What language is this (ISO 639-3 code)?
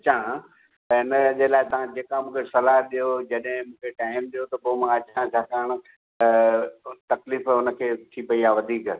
snd